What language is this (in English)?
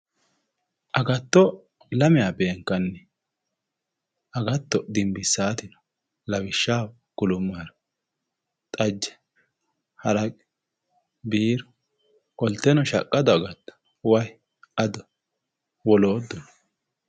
Sidamo